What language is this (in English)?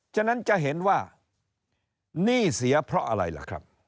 Thai